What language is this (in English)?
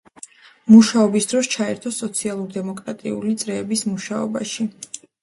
Georgian